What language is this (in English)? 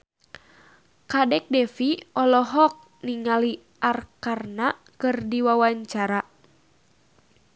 Sundanese